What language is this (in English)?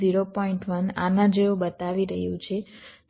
Gujarati